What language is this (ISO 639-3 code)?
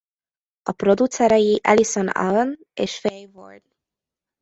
hun